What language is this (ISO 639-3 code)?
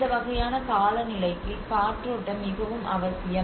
tam